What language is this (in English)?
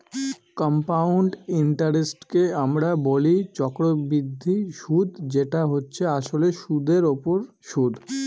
Bangla